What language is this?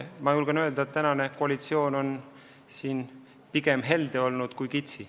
Estonian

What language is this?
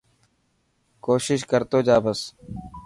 Dhatki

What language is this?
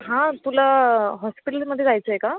Marathi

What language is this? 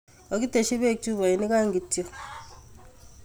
Kalenjin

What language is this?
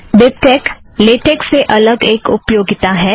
Hindi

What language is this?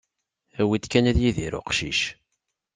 Kabyle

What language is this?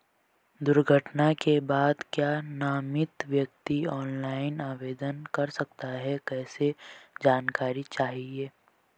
Hindi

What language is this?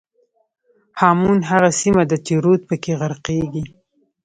Pashto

